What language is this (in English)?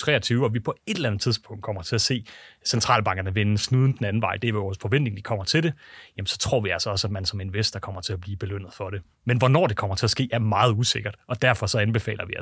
Danish